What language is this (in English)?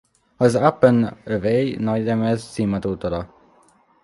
Hungarian